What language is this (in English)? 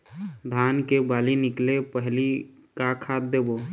Chhattisgarhi